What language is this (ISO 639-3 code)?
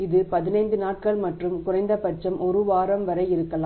tam